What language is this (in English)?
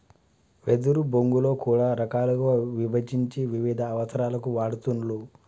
Telugu